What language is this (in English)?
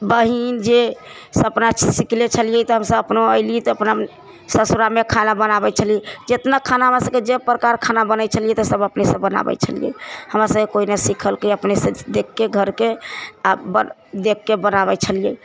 Maithili